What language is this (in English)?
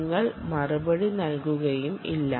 Malayalam